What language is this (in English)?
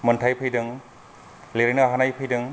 Bodo